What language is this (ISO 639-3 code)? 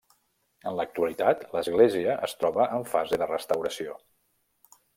cat